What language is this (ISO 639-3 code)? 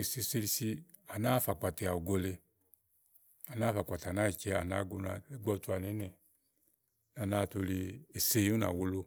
ahl